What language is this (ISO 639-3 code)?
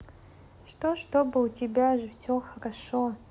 rus